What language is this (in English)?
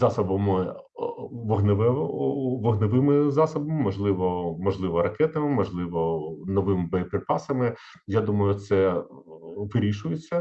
Ukrainian